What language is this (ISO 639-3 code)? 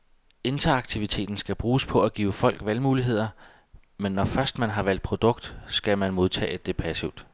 dan